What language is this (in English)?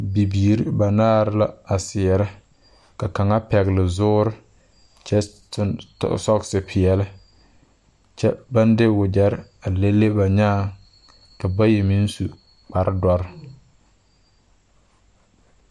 Southern Dagaare